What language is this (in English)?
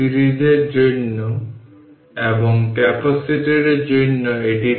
Bangla